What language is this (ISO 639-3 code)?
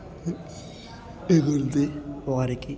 tel